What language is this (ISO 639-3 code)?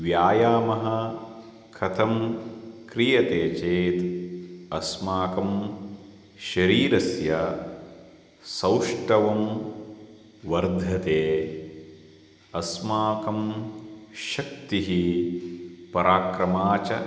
san